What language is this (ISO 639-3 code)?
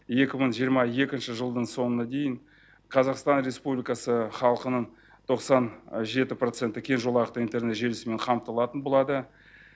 kaz